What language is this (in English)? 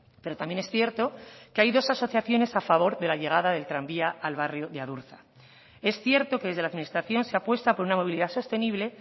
Spanish